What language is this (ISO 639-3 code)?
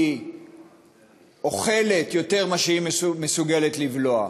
heb